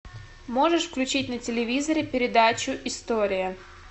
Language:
Russian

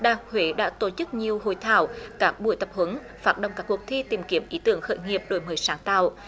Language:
Vietnamese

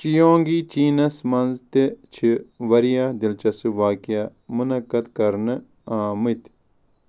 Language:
Kashmiri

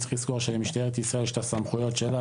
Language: Hebrew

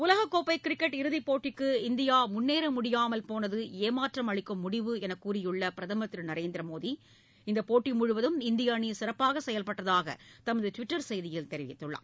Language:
Tamil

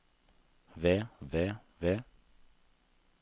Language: Norwegian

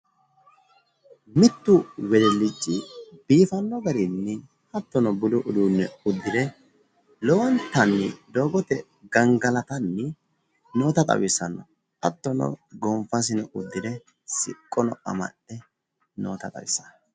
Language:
Sidamo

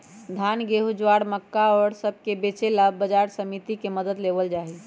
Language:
Magahi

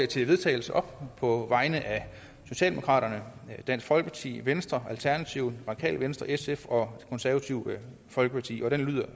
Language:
Danish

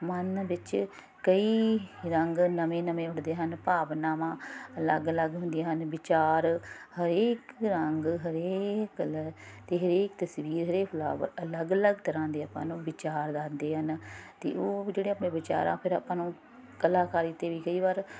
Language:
Punjabi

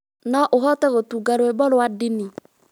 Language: Kikuyu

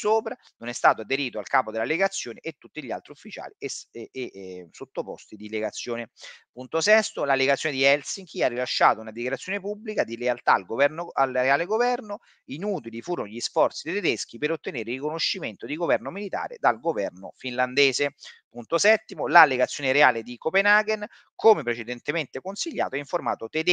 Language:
Italian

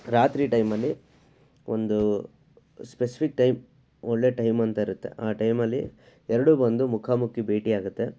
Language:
Kannada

